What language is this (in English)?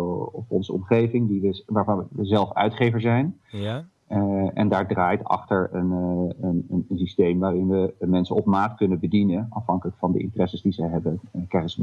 Dutch